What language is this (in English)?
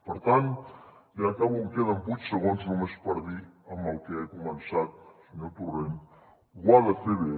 Catalan